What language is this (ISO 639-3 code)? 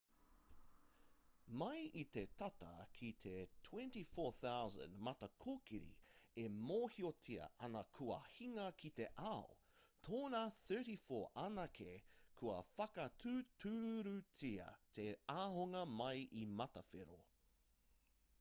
mri